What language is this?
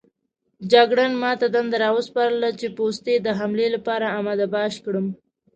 Pashto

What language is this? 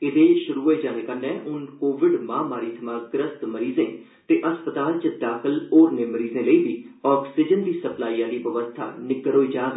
Dogri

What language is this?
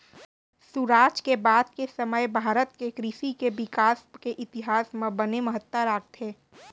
Chhattisgarhi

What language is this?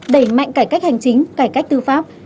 Vietnamese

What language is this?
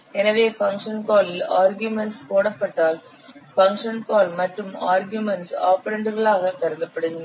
Tamil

